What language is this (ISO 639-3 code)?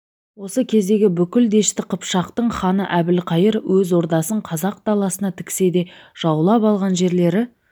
kaz